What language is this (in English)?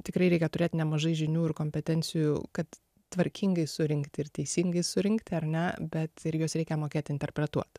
Lithuanian